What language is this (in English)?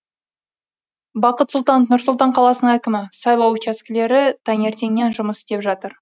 Kazakh